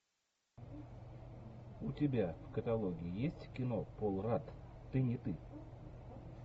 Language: Russian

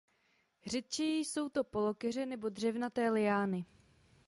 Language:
Czech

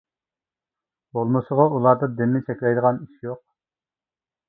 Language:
Uyghur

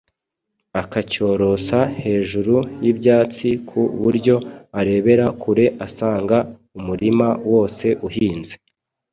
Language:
Kinyarwanda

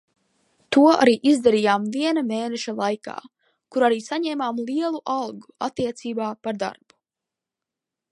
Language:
Latvian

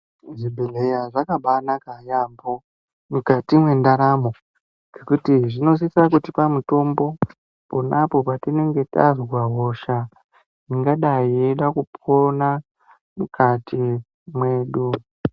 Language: Ndau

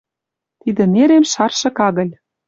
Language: Western Mari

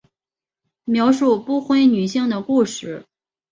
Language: Chinese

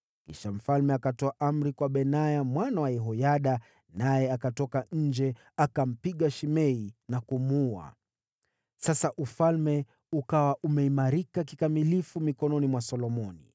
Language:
Swahili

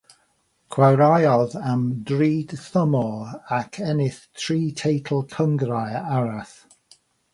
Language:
Welsh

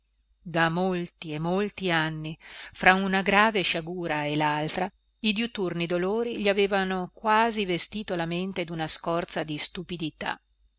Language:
Italian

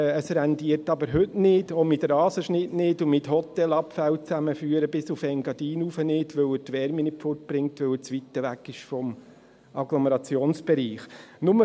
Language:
Swiss German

